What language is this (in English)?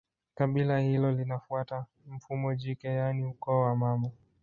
Swahili